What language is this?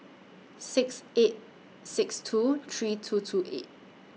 English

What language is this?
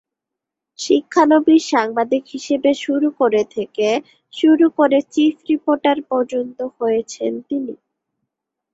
Bangla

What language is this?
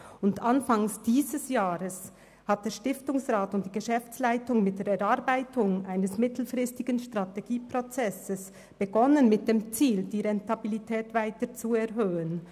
Swiss German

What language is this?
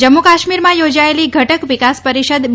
Gujarati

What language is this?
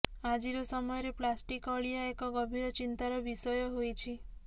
Odia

